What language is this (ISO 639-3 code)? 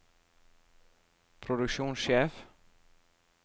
nor